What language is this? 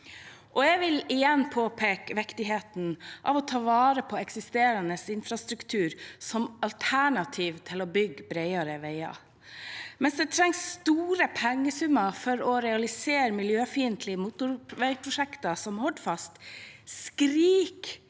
Norwegian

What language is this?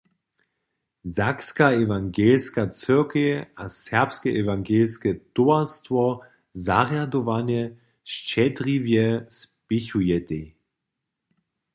Upper Sorbian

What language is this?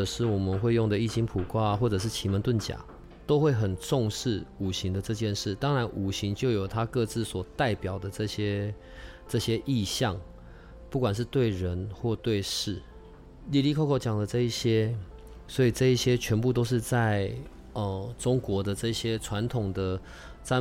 Chinese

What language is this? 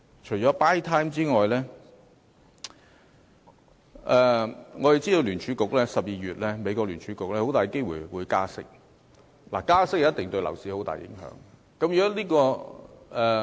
Cantonese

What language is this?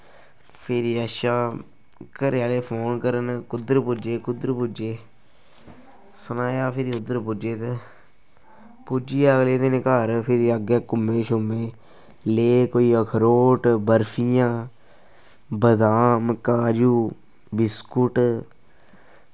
Dogri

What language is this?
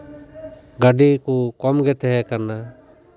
Santali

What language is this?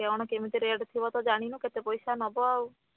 Odia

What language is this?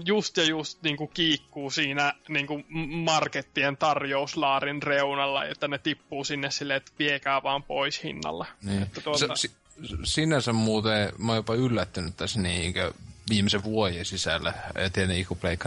Finnish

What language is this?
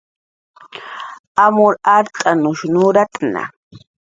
Jaqaru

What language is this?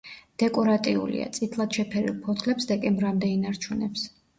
Georgian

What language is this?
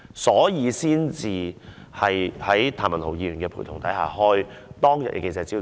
Cantonese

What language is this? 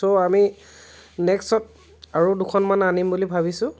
Assamese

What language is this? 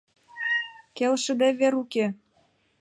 Mari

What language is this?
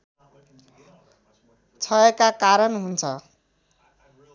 Nepali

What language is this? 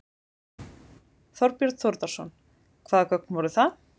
Icelandic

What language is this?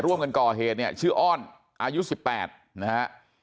Thai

